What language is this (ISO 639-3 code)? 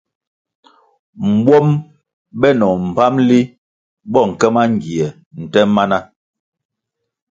nmg